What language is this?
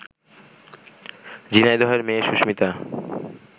Bangla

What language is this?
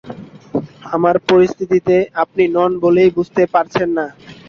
Bangla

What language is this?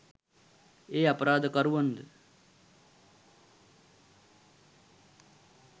Sinhala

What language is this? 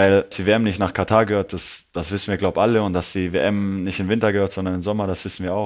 German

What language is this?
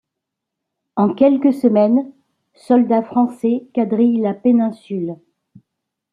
French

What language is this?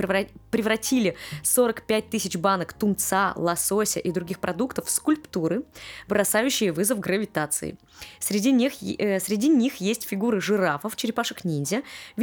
Russian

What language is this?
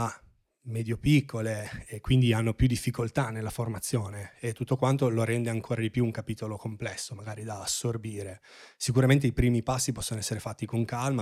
Italian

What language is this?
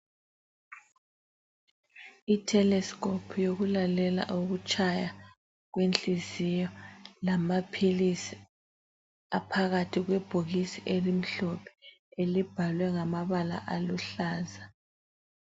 North Ndebele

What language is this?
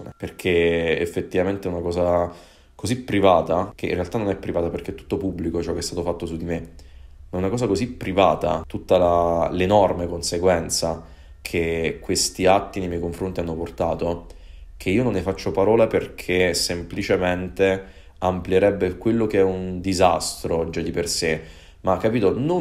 Italian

